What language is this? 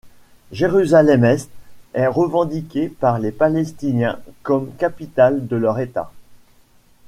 French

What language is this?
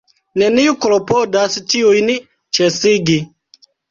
Esperanto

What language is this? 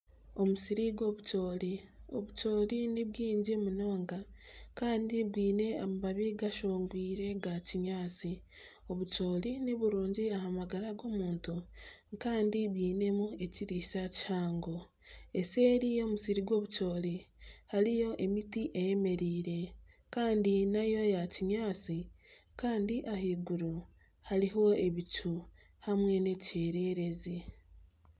Nyankole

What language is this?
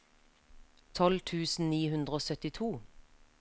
Norwegian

